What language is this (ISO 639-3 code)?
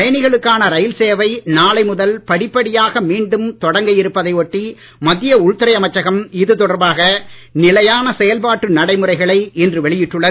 tam